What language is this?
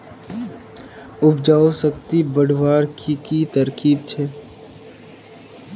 Magahi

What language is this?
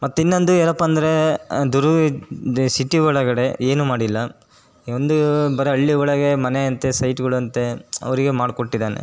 Kannada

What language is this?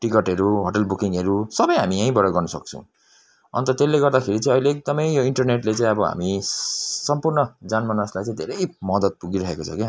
Nepali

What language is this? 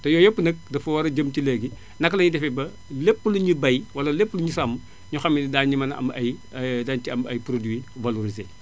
Wolof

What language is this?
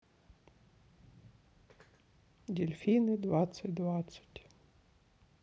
Russian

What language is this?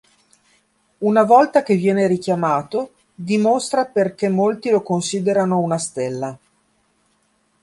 Italian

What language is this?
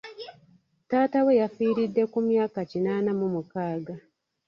Ganda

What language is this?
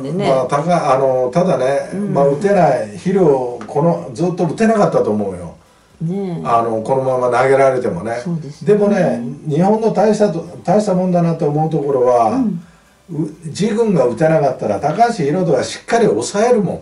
Japanese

